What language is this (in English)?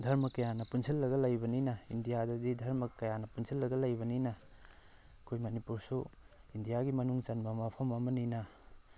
Manipuri